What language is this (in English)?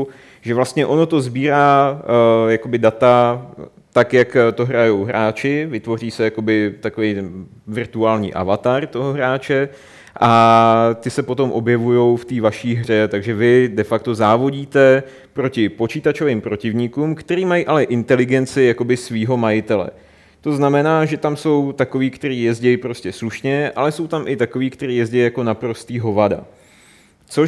Czech